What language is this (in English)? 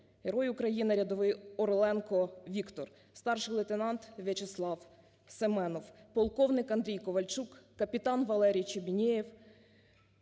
Ukrainian